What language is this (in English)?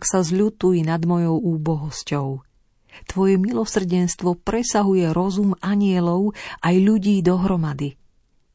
Slovak